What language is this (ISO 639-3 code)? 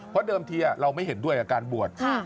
tha